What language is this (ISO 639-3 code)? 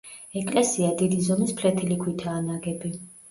kat